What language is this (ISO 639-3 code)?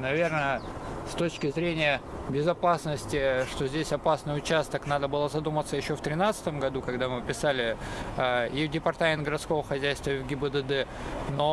rus